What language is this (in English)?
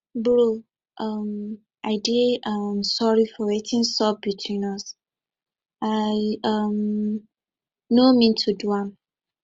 Nigerian Pidgin